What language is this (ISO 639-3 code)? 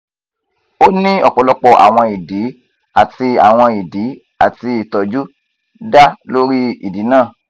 yor